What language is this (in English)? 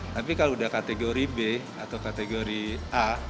Indonesian